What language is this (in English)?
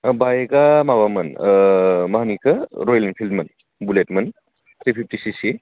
Bodo